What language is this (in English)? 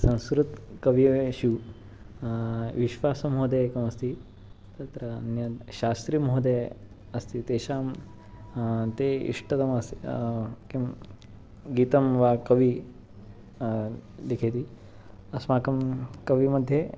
Sanskrit